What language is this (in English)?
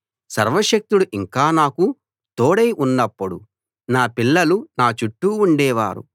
Telugu